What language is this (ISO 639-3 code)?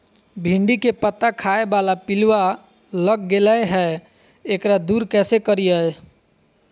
mag